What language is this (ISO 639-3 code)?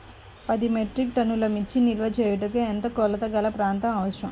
tel